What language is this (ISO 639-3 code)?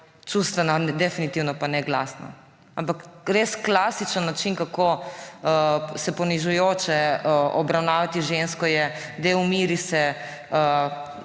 slv